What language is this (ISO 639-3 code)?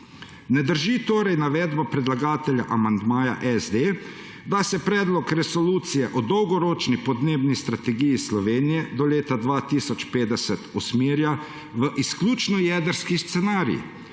slv